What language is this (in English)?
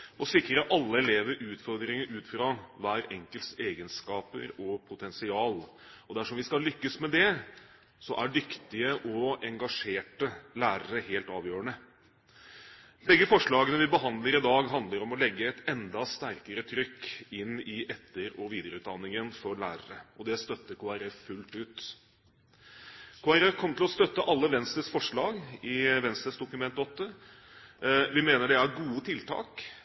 Norwegian Bokmål